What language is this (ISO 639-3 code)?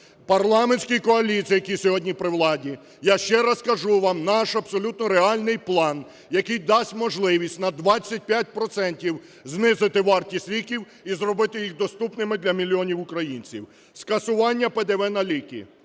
ukr